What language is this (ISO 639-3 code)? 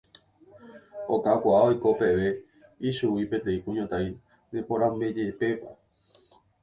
grn